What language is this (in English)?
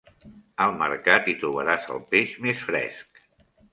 Catalan